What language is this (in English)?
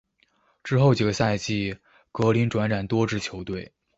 Chinese